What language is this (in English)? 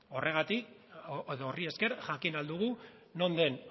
Basque